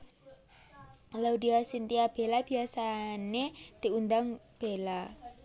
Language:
Javanese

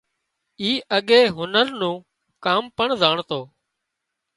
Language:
Wadiyara Koli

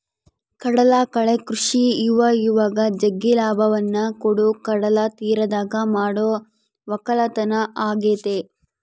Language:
Kannada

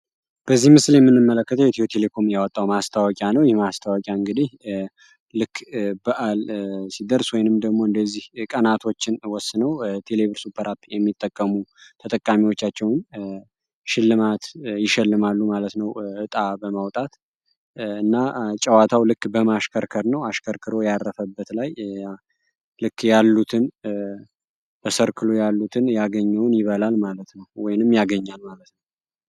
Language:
Amharic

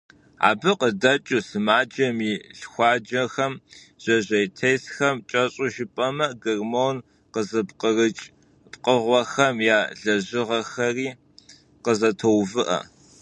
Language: Kabardian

